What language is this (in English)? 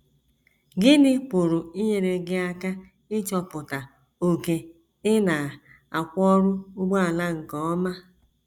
Igbo